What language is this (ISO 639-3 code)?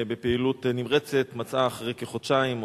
heb